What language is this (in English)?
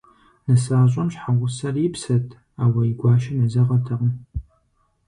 Kabardian